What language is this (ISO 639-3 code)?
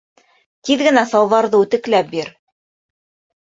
bak